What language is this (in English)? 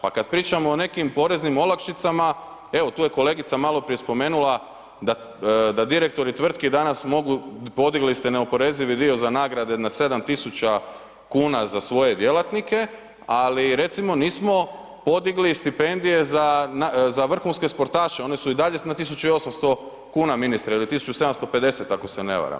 Croatian